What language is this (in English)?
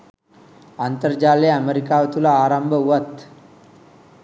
Sinhala